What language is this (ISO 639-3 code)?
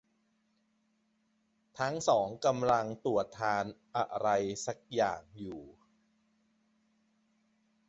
tha